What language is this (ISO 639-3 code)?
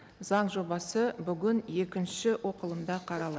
kaz